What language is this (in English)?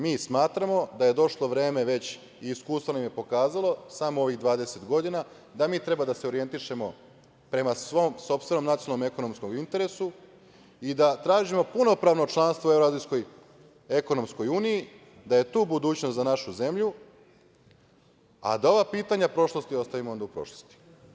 Serbian